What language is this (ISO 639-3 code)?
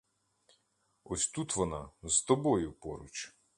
ukr